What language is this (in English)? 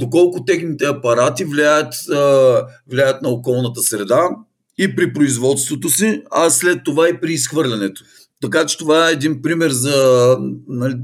Bulgarian